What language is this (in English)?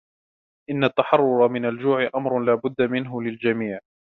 Arabic